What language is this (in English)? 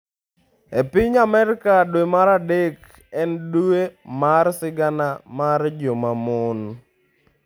Luo (Kenya and Tanzania)